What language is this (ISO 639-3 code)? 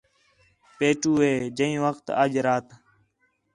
xhe